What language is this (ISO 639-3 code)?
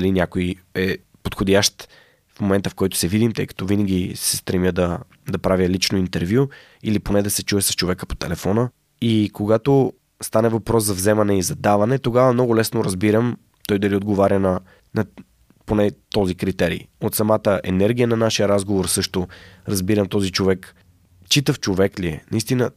bul